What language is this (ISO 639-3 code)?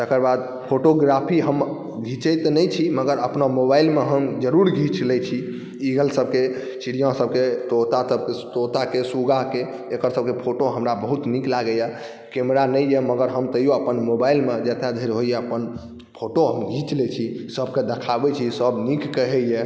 mai